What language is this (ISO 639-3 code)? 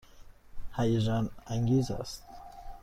fas